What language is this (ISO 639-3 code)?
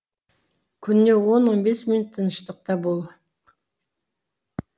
kaz